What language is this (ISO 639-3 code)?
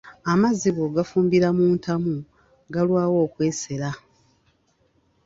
lug